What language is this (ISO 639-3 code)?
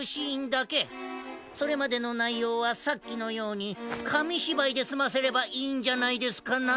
jpn